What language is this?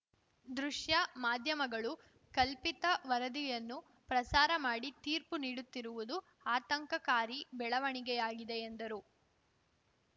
Kannada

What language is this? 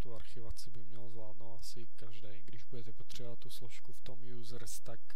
Czech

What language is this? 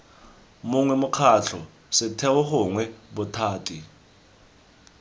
Tswana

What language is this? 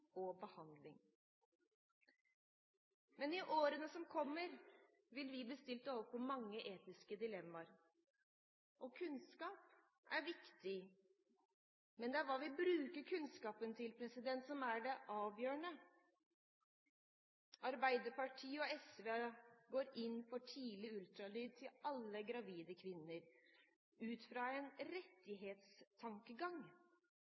Norwegian Bokmål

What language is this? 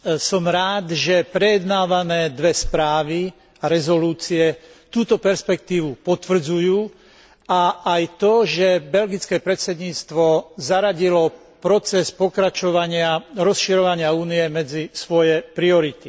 Slovak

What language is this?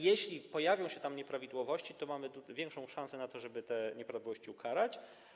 Polish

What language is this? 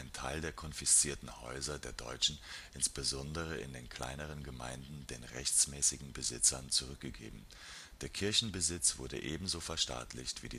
German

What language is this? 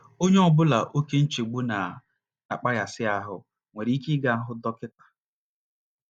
Igbo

